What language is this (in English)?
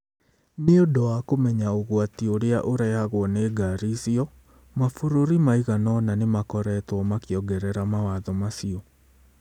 Kikuyu